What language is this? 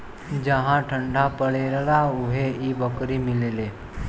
Bhojpuri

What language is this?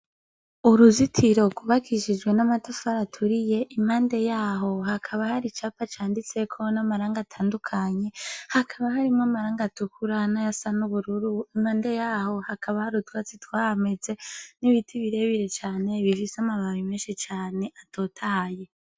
Rundi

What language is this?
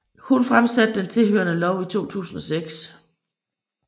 Danish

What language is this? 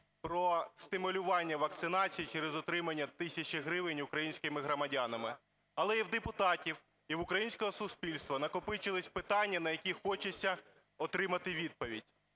Ukrainian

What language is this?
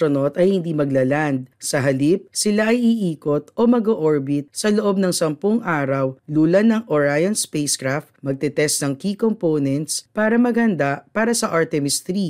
Filipino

